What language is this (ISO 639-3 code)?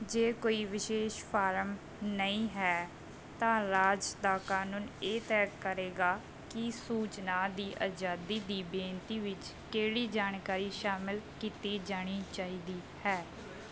pan